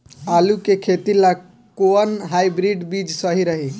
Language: Bhojpuri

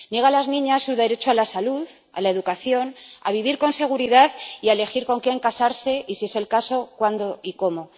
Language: Spanish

